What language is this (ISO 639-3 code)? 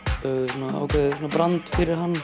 isl